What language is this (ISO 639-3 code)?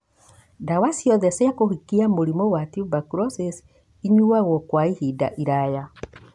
kik